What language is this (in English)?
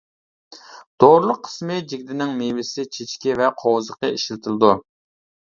Uyghur